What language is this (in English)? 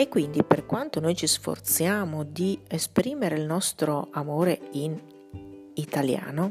Italian